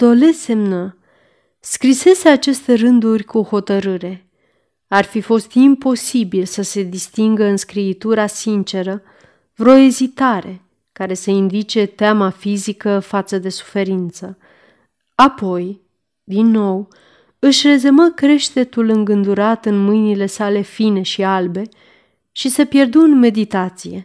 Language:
Romanian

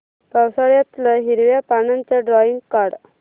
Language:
Marathi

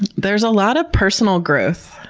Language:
English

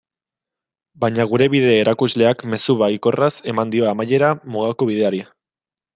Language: Basque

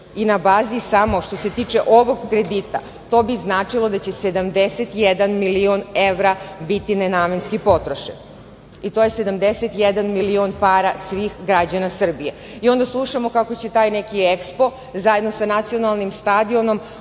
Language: Serbian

